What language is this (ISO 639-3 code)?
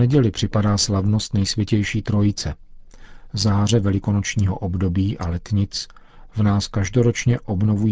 ces